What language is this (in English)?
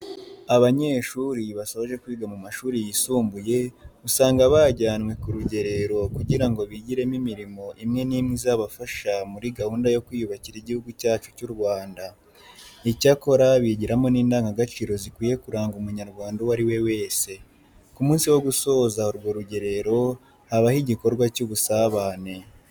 Kinyarwanda